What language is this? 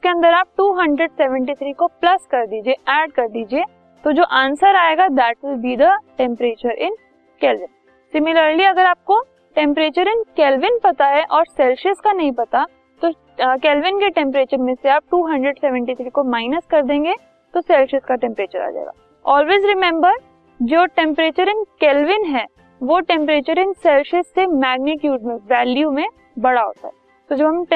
Hindi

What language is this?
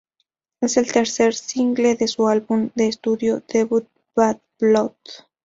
Spanish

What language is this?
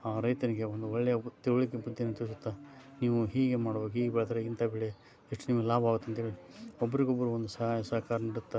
Kannada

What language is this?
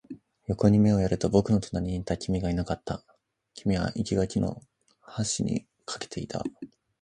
Japanese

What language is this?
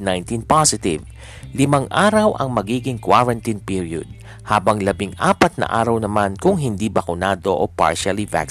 Filipino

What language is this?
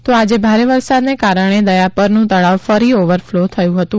Gujarati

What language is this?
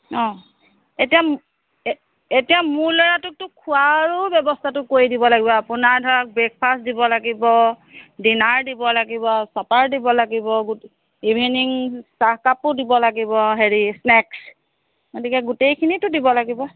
Assamese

